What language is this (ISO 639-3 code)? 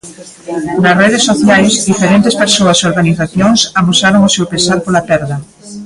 glg